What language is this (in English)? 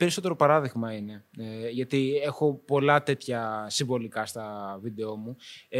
Greek